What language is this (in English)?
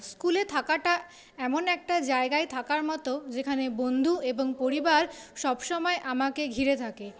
Bangla